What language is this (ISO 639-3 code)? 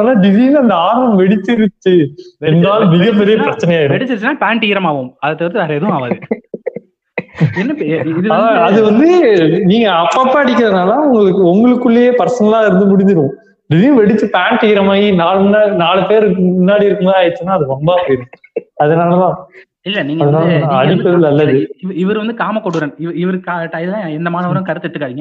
tam